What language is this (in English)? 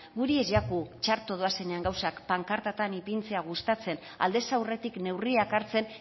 Basque